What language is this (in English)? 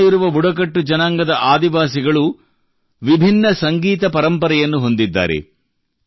Kannada